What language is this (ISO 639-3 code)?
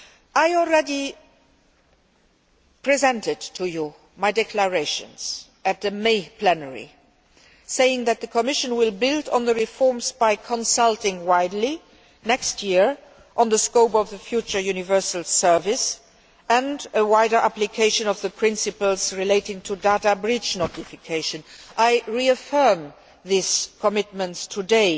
eng